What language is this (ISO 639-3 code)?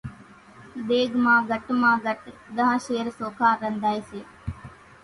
gjk